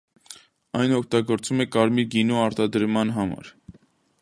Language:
Armenian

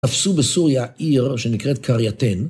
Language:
Hebrew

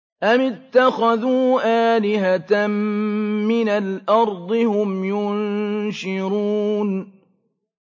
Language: Arabic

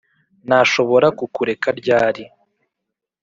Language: Kinyarwanda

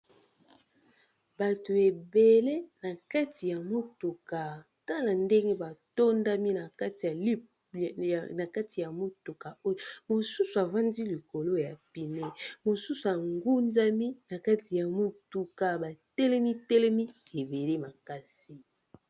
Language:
Lingala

